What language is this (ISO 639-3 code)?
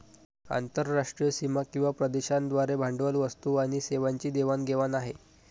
mar